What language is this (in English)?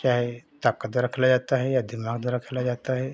Hindi